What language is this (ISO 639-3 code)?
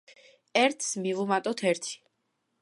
kat